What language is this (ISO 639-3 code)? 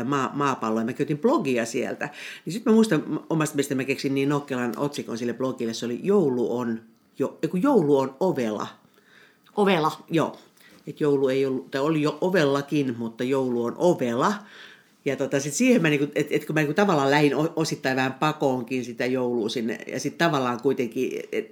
fin